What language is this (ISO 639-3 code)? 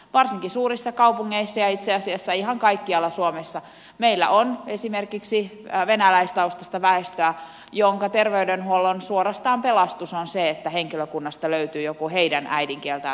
fin